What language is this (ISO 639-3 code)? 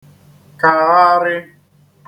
ibo